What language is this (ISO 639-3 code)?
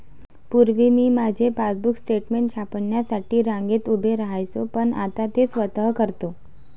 mar